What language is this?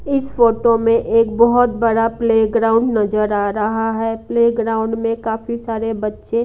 Hindi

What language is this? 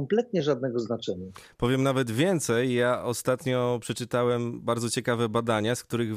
Polish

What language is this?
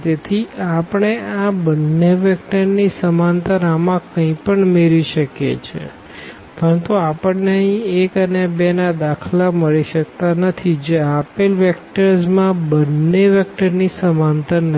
Gujarati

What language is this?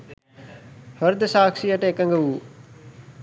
Sinhala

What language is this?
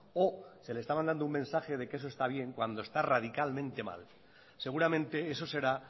Spanish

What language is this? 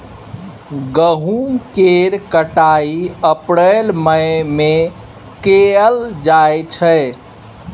Maithili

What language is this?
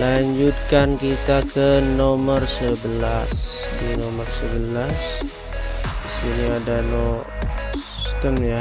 Indonesian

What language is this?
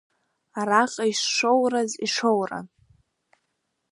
Abkhazian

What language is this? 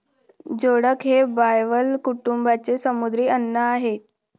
Marathi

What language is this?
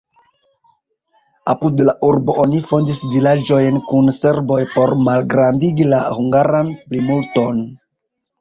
Esperanto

